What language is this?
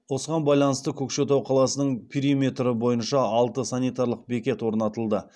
Kazakh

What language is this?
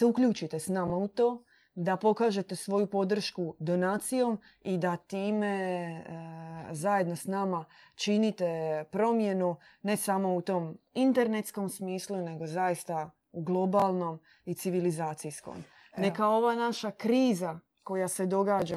Croatian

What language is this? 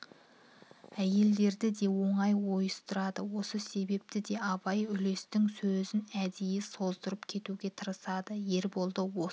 Kazakh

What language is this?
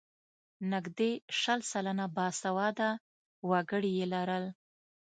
Pashto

